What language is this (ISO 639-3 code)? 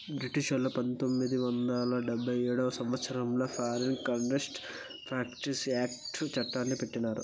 tel